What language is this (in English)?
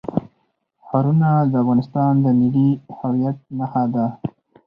Pashto